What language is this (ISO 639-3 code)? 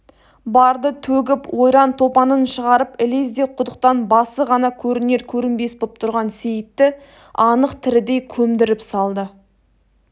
kaz